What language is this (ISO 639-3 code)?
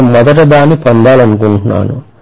tel